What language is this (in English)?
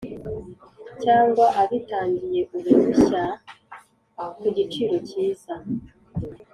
Kinyarwanda